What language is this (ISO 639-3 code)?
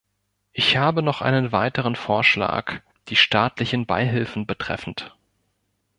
deu